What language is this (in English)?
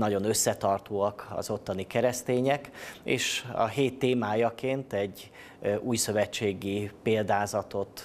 Hungarian